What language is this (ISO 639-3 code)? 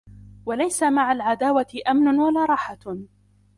ara